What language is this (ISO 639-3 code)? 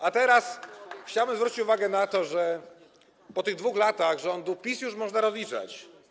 pol